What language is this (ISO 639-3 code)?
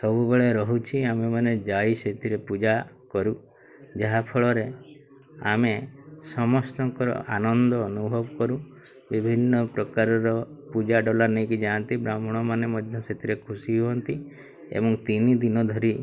ori